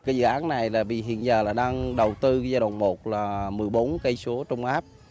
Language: Vietnamese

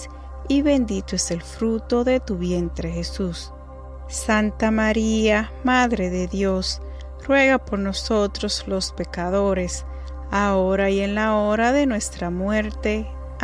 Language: Spanish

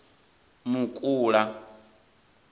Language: Venda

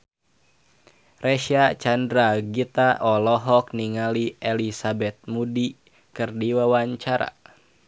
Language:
Sundanese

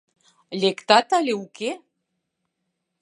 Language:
Mari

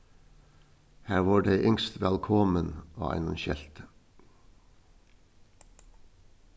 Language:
Faroese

